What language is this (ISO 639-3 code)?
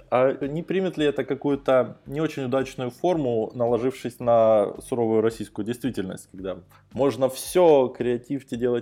rus